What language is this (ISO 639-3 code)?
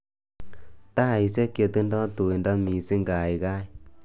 kln